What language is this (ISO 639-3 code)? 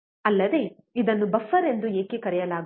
kan